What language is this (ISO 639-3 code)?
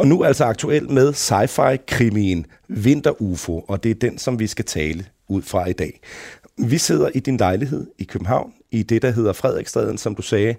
dan